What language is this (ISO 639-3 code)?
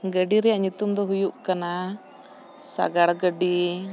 sat